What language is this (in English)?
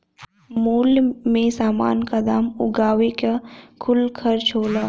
Bhojpuri